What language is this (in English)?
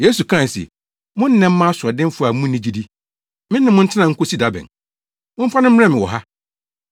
Akan